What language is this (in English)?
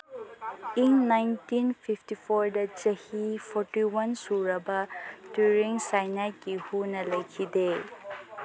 Manipuri